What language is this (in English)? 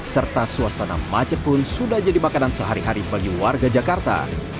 Indonesian